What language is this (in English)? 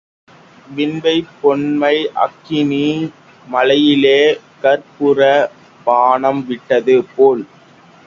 Tamil